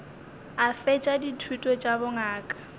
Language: Northern Sotho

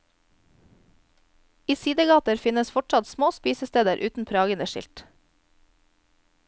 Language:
Norwegian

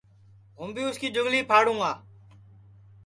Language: Sansi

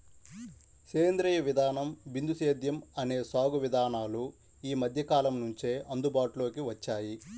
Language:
Telugu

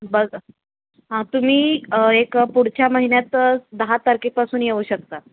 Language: Marathi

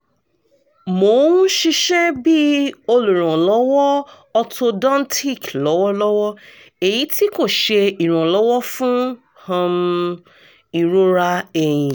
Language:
Yoruba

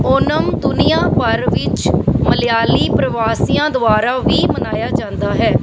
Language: Punjabi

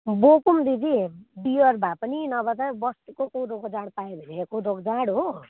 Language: Nepali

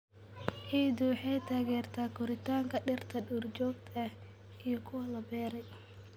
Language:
Somali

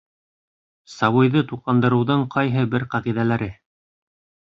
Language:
Bashkir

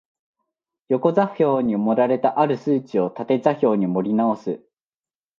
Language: Japanese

